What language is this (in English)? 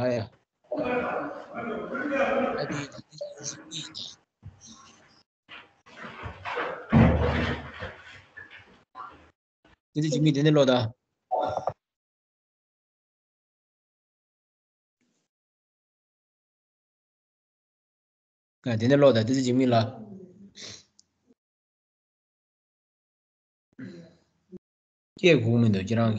Romanian